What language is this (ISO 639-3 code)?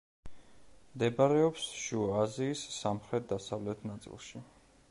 kat